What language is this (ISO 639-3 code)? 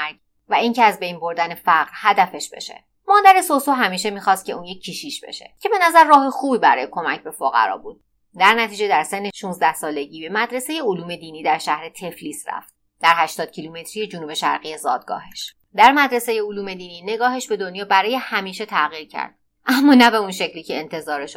fas